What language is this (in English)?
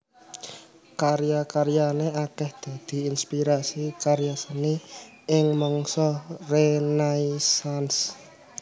Javanese